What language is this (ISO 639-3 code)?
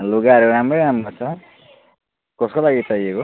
nep